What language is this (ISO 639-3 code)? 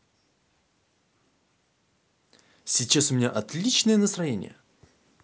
rus